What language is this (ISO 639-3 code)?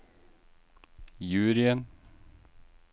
nor